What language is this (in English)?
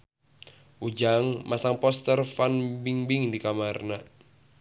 Sundanese